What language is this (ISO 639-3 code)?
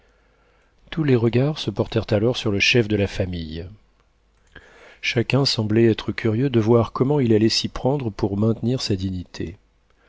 fra